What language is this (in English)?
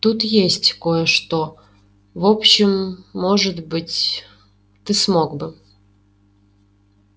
Russian